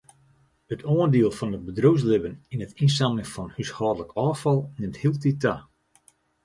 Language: Western Frisian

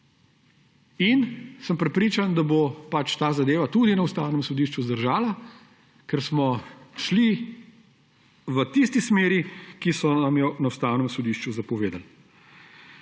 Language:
Slovenian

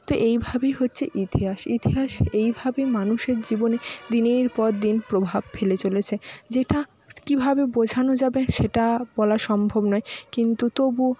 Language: Bangla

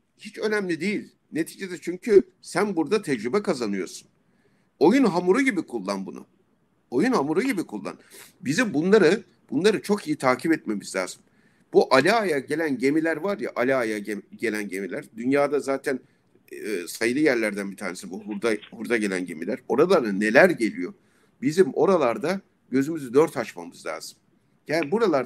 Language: Turkish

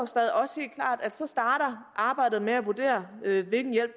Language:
Danish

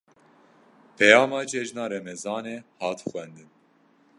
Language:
Kurdish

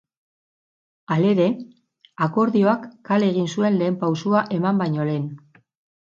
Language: Basque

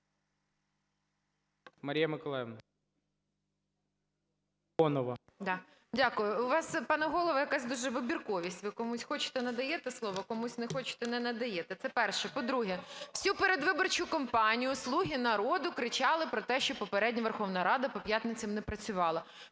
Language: Ukrainian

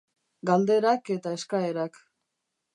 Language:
Basque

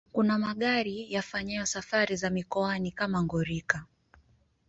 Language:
Swahili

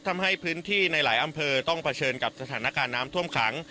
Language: Thai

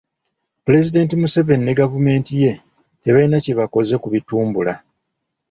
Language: Ganda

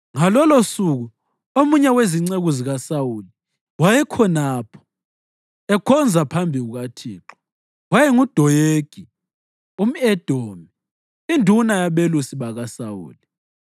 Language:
North Ndebele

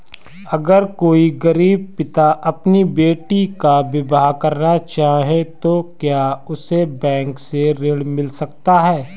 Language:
Hindi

